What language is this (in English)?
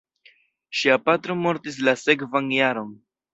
Esperanto